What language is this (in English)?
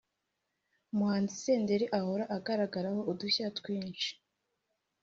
Kinyarwanda